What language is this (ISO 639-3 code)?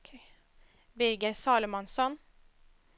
swe